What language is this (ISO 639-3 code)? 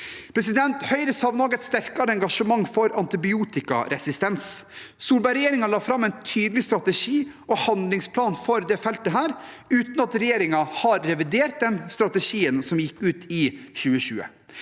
nor